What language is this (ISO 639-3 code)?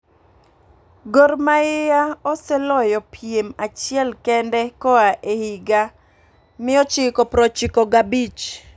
luo